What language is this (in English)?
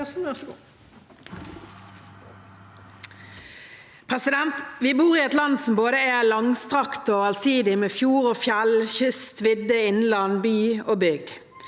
Norwegian